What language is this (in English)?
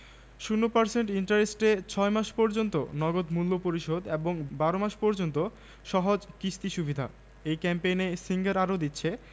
Bangla